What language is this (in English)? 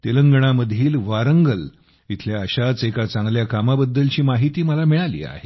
Marathi